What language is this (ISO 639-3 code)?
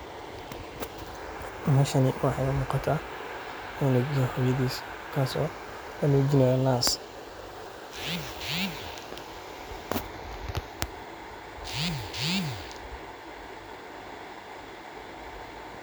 som